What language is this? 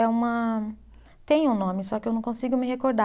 Portuguese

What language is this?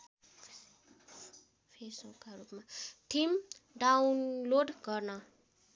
Nepali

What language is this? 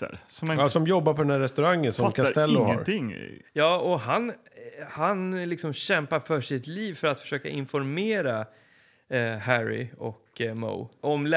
Swedish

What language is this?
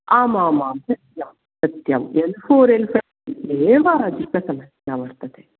Sanskrit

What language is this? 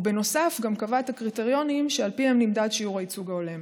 Hebrew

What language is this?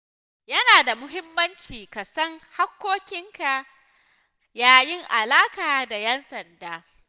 Hausa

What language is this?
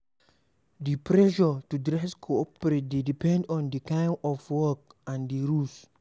Nigerian Pidgin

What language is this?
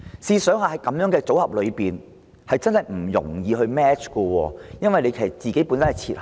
Cantonese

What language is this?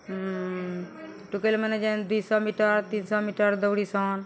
Odia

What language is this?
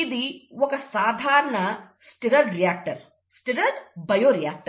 Telugu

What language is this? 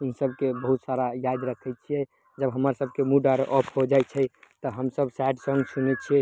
Maithili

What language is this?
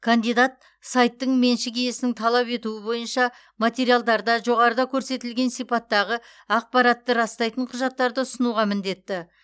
Kazakh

